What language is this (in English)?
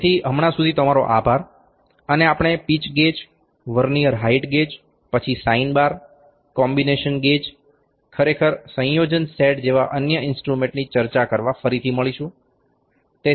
Gujarati